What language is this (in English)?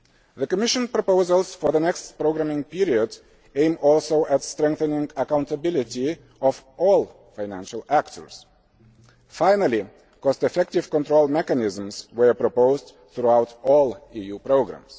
English